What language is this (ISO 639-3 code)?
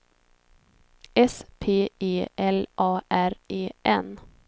swe